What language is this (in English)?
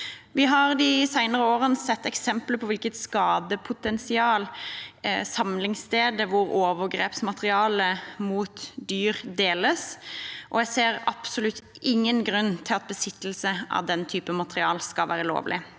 Norwegian